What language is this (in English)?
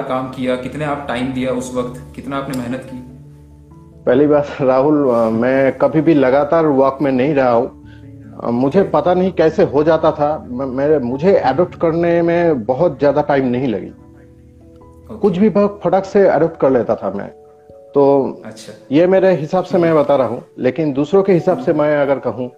Hindi